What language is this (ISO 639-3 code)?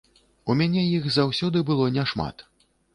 bel